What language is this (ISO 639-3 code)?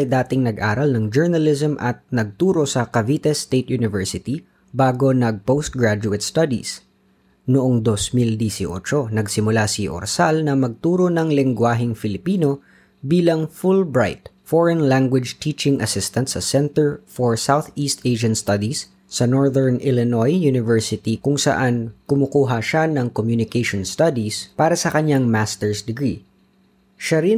fil